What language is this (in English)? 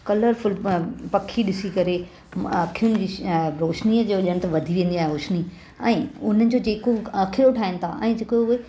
Sindhi